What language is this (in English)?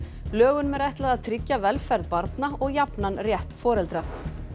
Icelandic